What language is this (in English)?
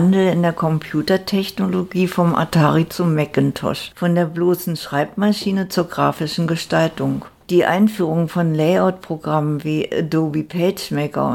German